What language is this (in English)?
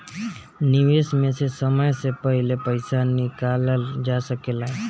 Bhojpuri